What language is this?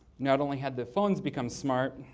English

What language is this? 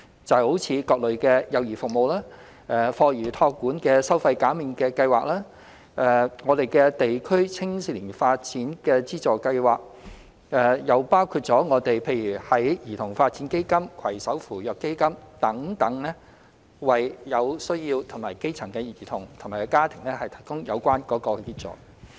Cantonese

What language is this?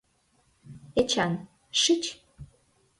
Mari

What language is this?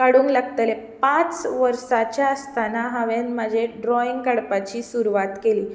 Konkani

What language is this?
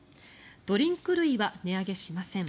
Japanese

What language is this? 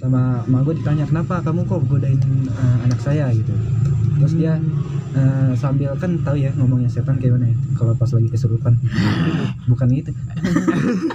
Indonesian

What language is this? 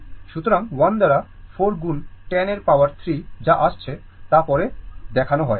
Bangla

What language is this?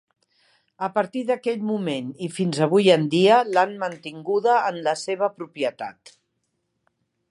Catalan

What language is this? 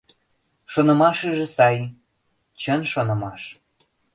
Mari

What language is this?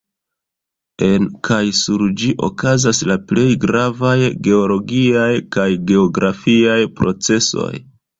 Esperanto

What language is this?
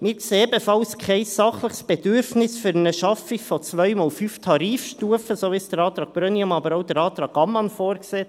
Swiss German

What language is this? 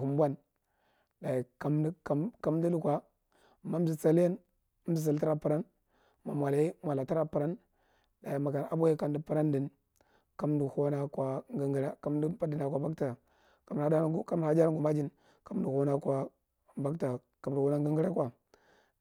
Marghi Central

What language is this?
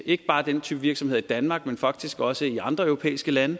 Danish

